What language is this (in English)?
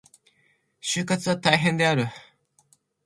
Japanese